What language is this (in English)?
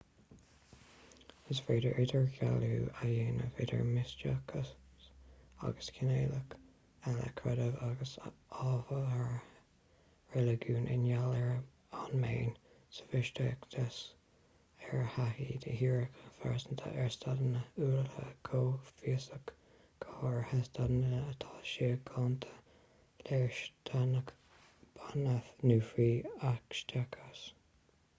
Irish